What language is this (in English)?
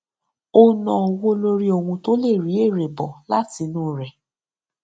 Yoruba